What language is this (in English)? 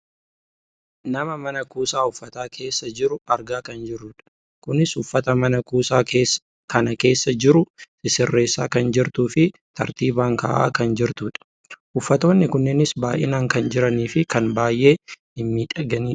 Oromo